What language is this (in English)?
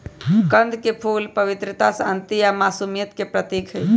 Magahi